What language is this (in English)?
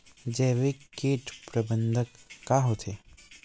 Chhattisgarhi